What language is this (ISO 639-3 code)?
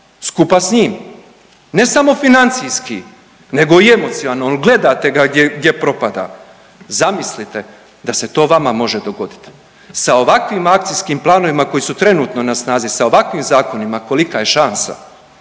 hrv